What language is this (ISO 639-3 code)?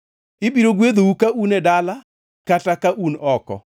luo